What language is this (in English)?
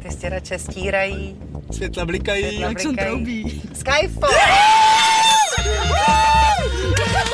Czech